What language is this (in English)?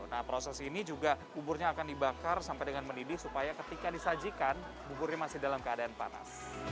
Indonesian